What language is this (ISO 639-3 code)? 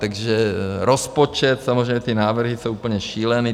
ces